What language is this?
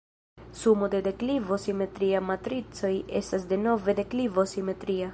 Esperanto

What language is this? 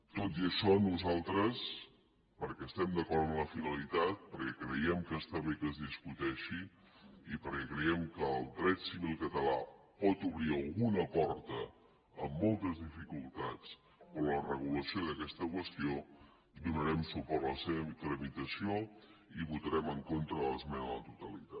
Catalan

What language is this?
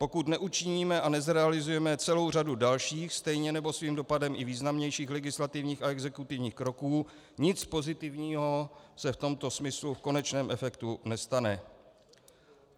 Czech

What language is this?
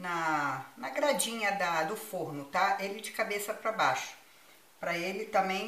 Portuguese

